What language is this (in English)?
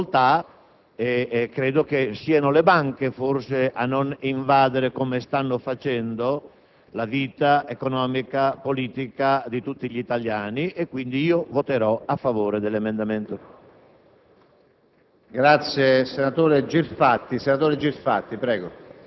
Italian